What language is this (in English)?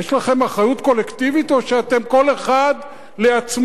Hebrew